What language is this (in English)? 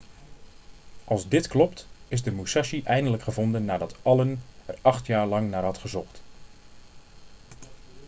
Dutch